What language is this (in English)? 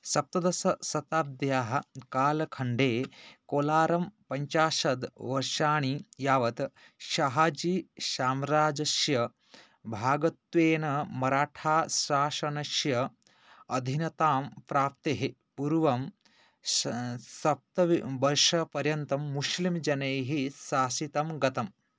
Sanskrit